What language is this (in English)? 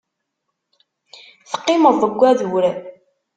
Kabyle